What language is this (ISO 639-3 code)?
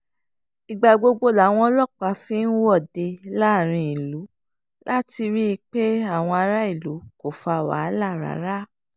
yor